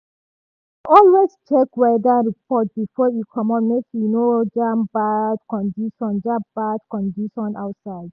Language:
Nigerian Pidgin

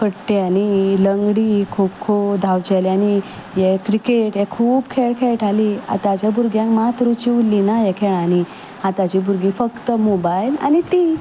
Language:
Konkani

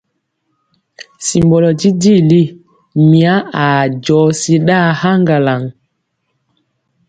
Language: Mpiemo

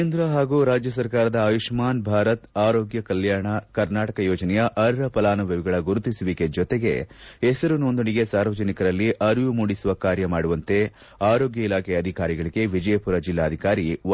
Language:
Kannada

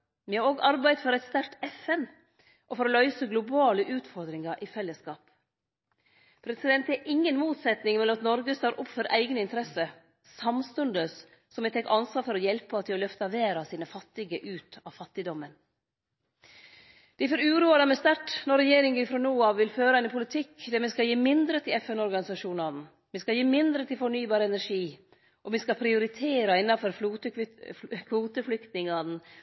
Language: Norwegian Nynorsk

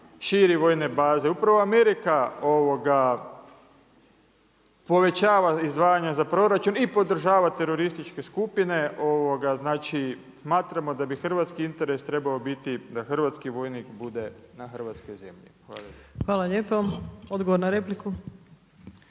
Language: Croatian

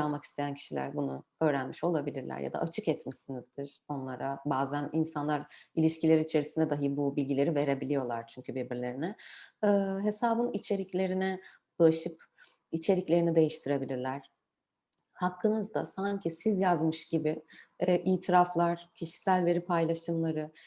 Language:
Turkish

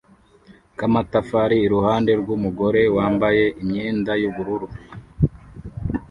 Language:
Kinyarwanda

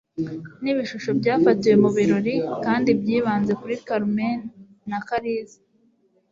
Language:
Kinyarwanda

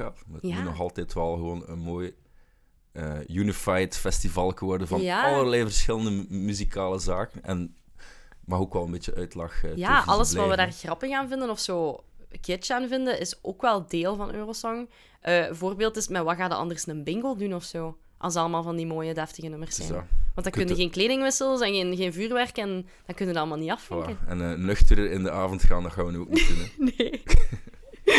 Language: Dutch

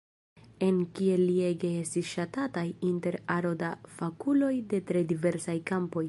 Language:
Esperanto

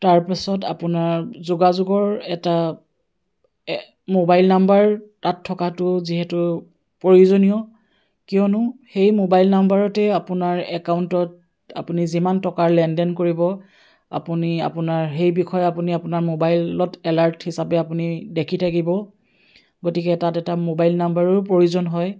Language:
Assamese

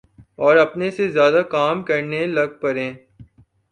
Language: Urdu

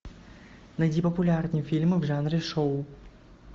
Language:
Russian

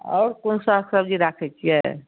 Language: Maithili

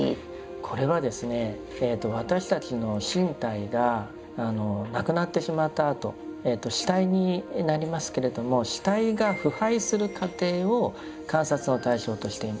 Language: Japanese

